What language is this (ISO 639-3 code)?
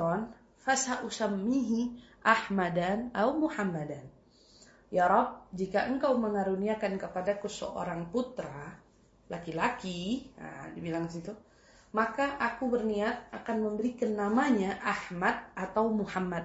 ind